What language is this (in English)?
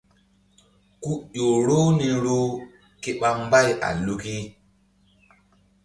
Mbum